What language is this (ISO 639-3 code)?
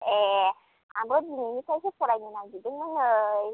brx